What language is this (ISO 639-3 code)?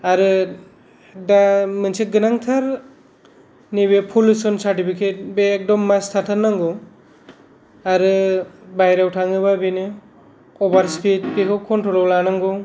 brx